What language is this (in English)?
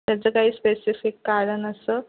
Marathi